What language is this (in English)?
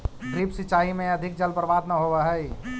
Magahi